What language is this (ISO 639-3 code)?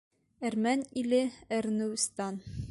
bak